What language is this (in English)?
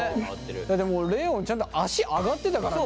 Japanese